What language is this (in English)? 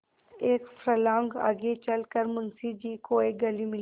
Hindi